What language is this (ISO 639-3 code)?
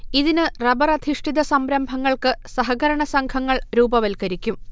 mal